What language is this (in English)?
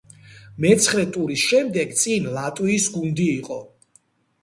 Georgian